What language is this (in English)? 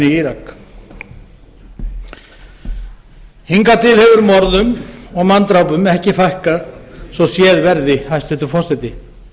Icelandic